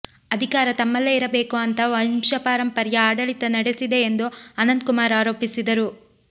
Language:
Kannada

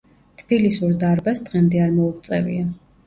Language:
Georgian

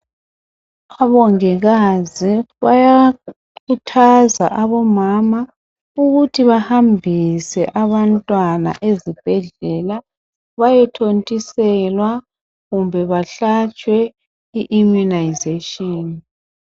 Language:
North Ndebele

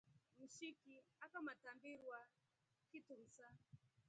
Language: Rombo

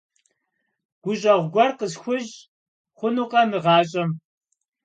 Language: Kabardian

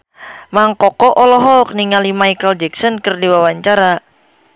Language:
Sundanese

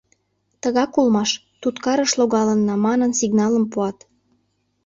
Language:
Mari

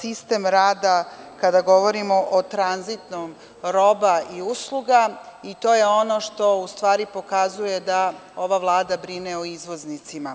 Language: Serbian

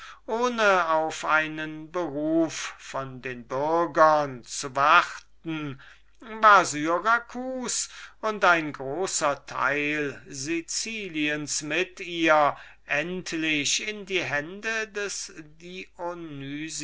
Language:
German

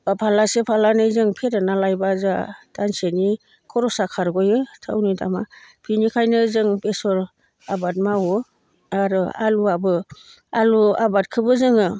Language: Bodo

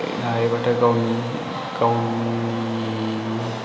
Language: Bodo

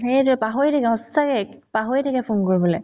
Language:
Assamese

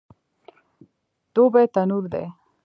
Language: Pashto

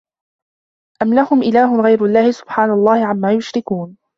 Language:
Arabic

